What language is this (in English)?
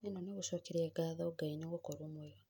Kikuyu